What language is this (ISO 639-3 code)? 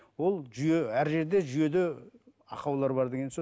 kaz